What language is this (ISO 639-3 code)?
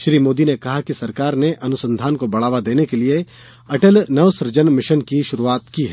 hin